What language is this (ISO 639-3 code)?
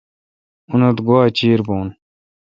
xka